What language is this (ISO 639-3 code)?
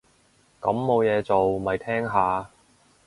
yue